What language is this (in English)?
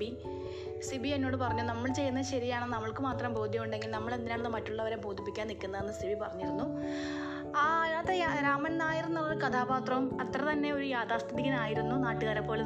Malayalam